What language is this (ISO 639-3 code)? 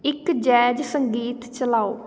pan